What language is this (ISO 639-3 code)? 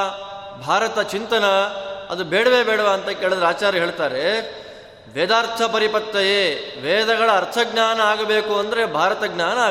kan